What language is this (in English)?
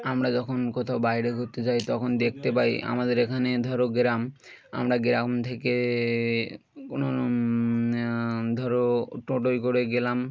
Bangla